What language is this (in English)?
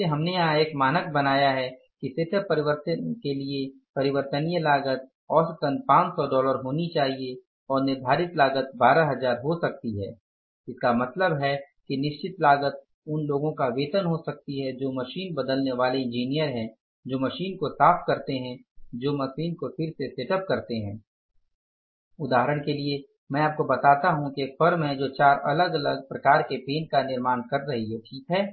Hindi